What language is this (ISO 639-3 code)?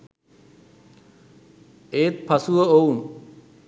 sin